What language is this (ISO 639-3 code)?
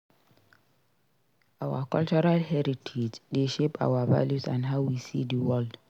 pcm